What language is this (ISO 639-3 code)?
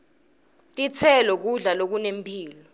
ssw